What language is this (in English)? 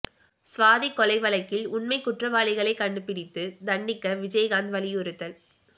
Tamil